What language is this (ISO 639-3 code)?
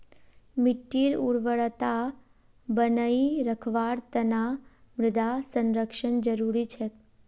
mag